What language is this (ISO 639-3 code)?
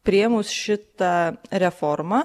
lit